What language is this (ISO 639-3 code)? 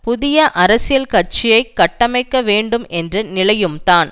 tam